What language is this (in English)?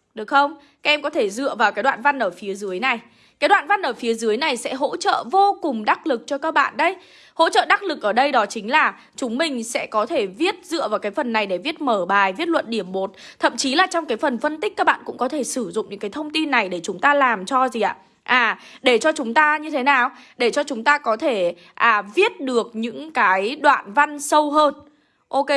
Vietnamese